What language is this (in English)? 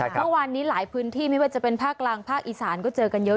Thai